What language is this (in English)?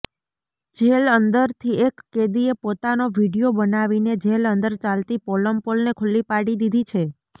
Gujarati